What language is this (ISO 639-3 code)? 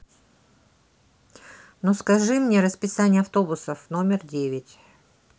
rus